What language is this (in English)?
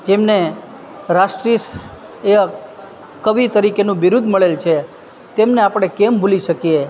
Gujarati